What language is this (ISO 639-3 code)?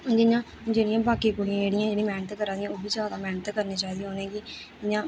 doi